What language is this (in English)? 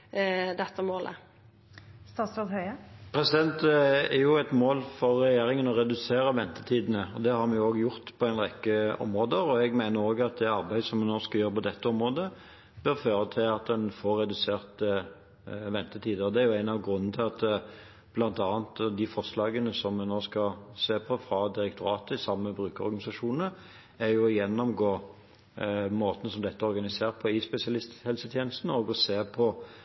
Norwegian